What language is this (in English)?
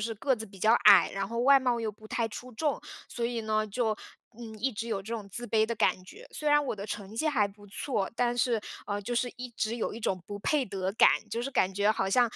Chinese